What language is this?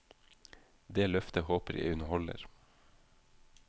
Norwegian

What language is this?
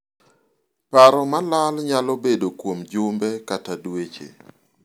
Luo (Kenya and Tanzania)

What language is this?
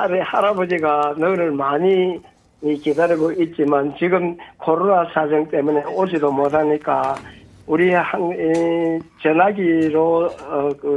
Korean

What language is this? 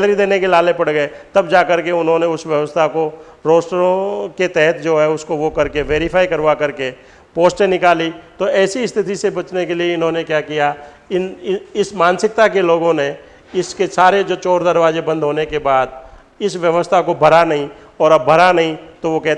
Hindi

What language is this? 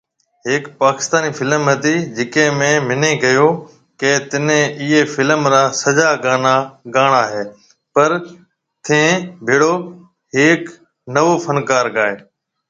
Marwari (Pakistan)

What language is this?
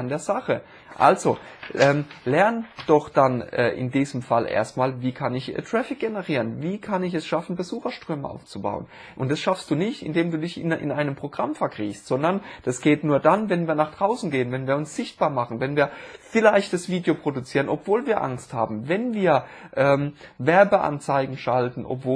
German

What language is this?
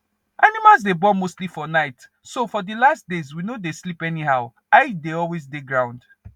Nigerian Pidgin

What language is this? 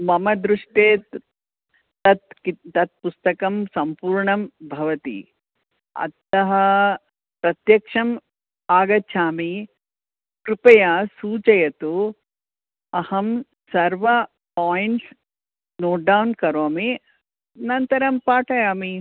Sanskrit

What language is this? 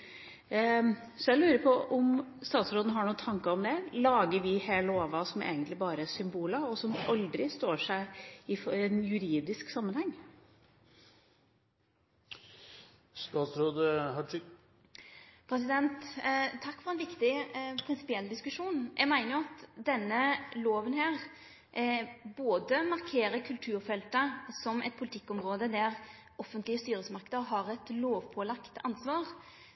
Norwegian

